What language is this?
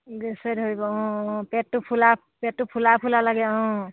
Assamese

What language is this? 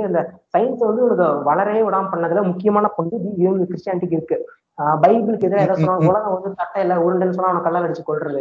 Tamil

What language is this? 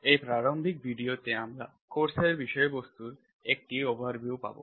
Bangla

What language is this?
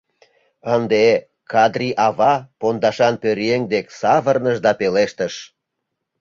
Mari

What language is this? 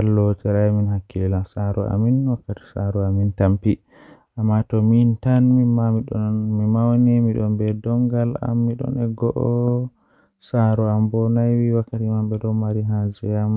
Western Niger Fulfulde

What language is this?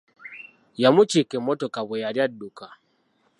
Ganda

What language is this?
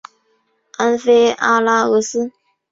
Chinese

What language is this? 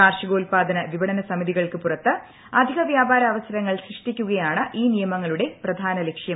Malayalam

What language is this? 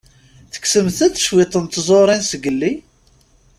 Kabyle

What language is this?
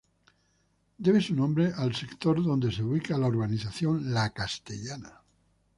Spanish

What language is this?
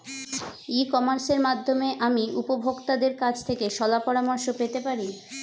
Bangla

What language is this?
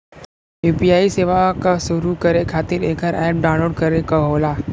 Bhojpuri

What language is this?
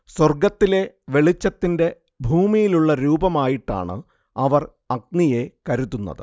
Malayalam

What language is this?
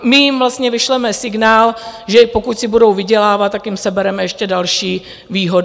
Czech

